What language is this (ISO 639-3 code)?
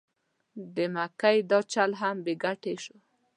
pus